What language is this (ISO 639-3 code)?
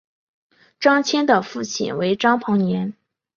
zho